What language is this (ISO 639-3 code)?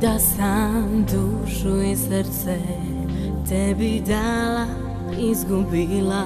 lav